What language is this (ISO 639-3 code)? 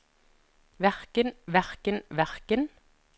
nor